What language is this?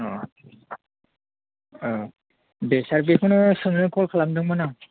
Bodo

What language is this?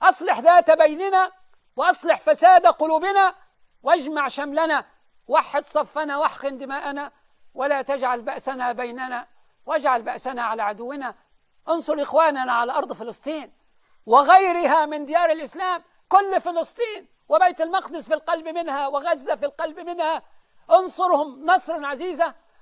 Arabic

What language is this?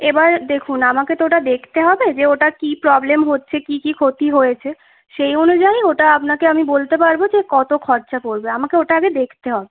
Bangla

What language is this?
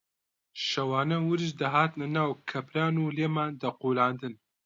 Central Kurdish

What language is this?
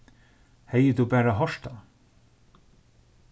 Faroese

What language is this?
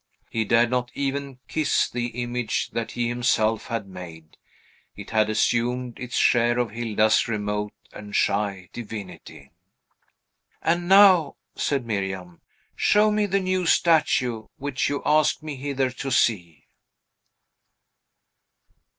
English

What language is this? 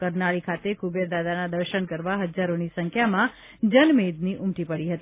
Gujarati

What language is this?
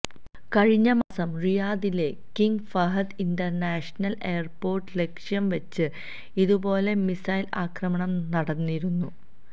Malayalam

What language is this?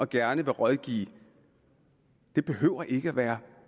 Danish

